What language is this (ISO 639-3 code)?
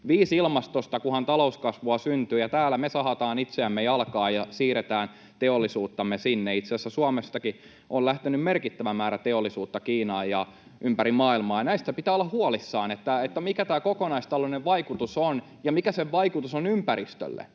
fin